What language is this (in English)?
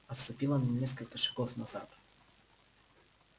Russian